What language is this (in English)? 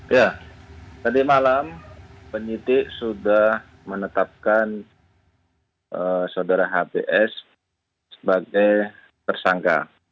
Indonesian